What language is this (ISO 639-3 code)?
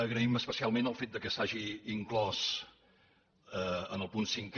cat